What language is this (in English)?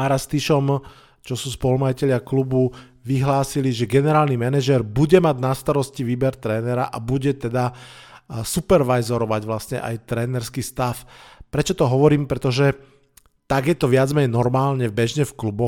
Slovak